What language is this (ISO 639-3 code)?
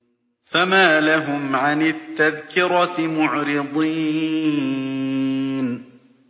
ara